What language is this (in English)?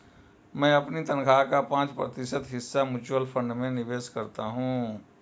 Hindi